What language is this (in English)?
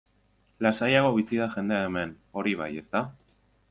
Basque